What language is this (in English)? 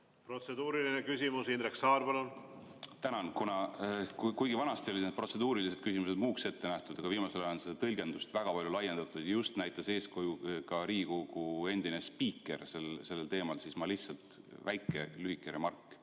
Estonian